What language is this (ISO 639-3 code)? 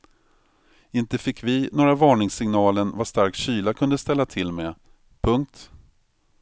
swe